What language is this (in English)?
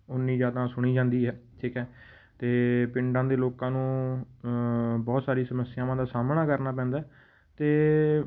Punjabi